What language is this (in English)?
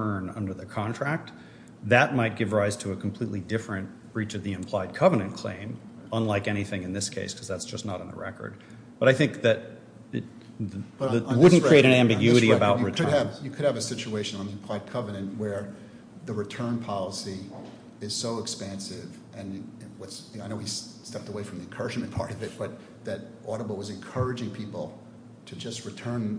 English